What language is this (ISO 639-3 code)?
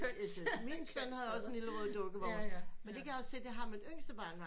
dan